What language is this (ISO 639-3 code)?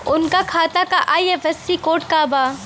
bho